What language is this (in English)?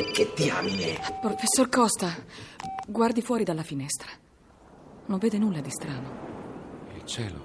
Italian